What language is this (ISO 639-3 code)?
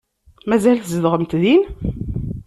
kab